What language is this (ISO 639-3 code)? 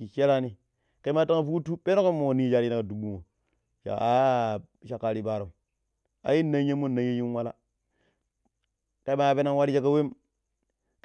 pip